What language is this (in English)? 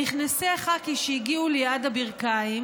Hebrew